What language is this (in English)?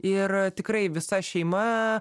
Lithuanian